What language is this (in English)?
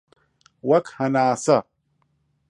Central Kurdish